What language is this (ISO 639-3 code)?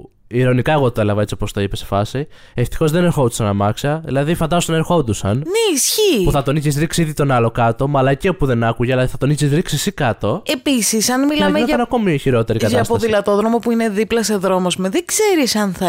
ell